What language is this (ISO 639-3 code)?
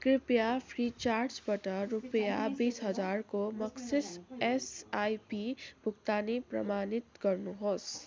nep